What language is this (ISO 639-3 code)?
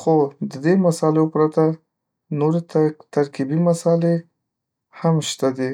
pus